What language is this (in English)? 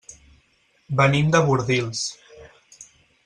Catalan